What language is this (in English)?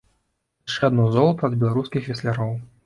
Belarusian